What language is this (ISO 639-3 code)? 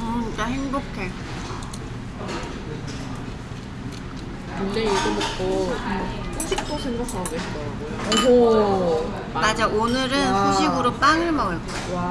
kor